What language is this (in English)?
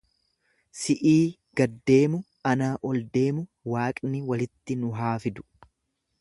Oromo